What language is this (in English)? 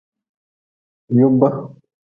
Nawdm